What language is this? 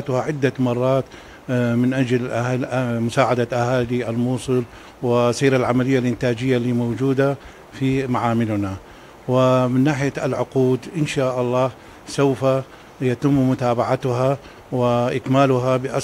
Arabic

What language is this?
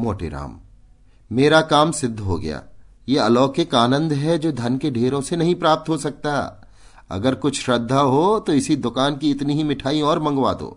Hindi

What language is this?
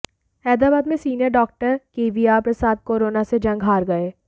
Hindi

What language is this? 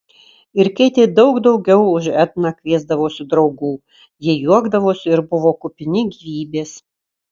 Lithuanian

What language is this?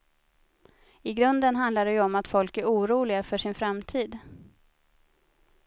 Swedish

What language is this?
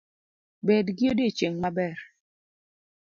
Luo (Kenya and Tanzania)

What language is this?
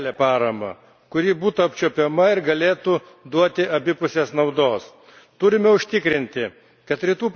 Lithuanian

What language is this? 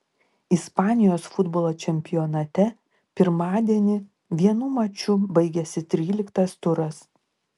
Lithuanian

